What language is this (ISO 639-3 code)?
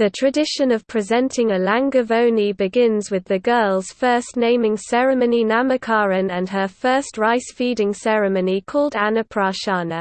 eng